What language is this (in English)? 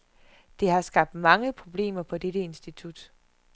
Danish